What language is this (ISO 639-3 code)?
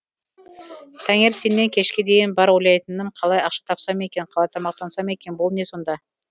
kaz